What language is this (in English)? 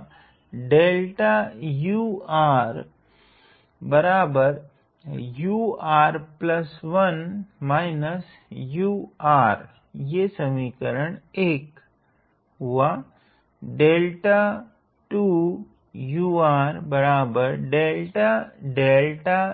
Hindi